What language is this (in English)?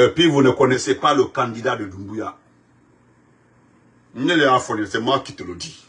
French